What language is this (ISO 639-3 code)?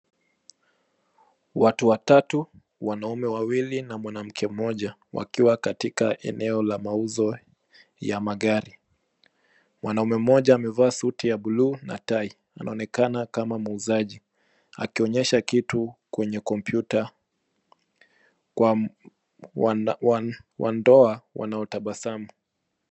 swa